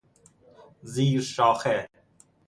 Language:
Persian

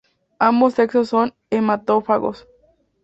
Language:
Spanish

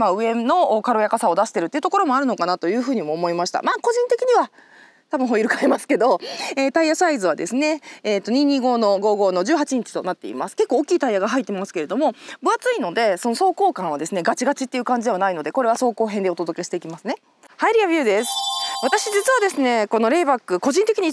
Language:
Japanese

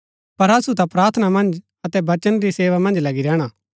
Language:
Gaddi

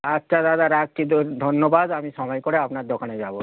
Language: Bangla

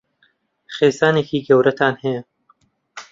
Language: Central Kurdish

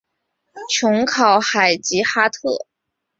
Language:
Chinese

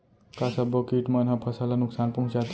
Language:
Chhattisgarhi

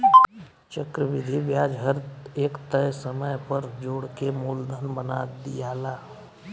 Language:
Bhojpuri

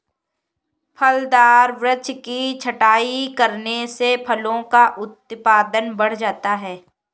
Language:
Hindi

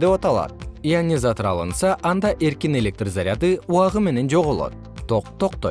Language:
Kyrgyz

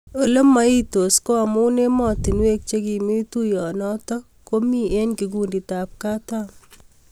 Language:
Kalenjin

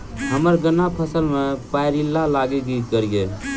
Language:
Maithili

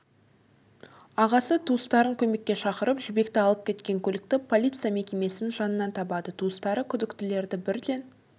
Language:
Kazakh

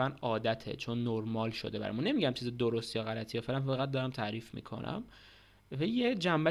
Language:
Persian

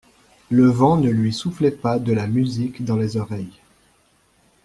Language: French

